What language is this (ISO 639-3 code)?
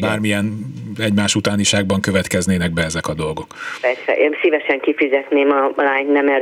hun